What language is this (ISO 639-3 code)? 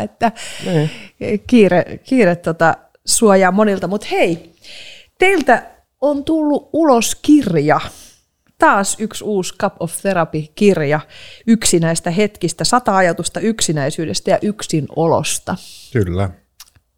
fin